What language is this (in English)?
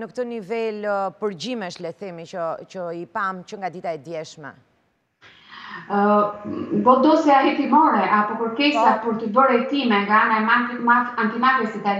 Italian